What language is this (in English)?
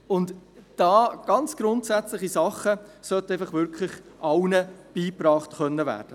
Swiss German